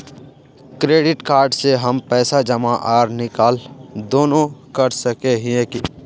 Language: Magahi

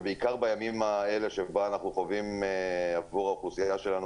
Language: Hebrew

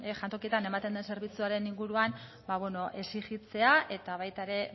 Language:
Basque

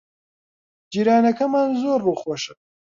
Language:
Central Kurdish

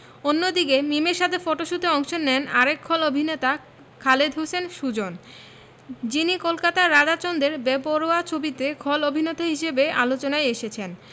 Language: Bangla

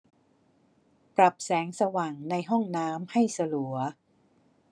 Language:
Thai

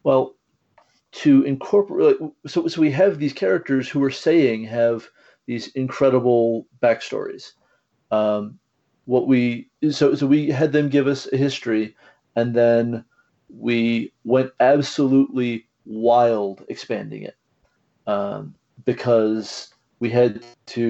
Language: English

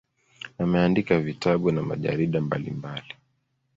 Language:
Swahili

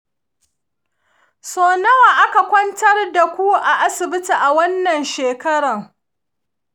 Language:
Hausa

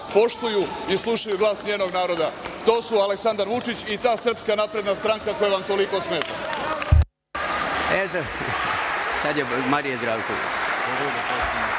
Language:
Serbian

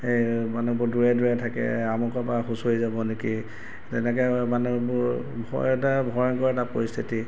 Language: Assamese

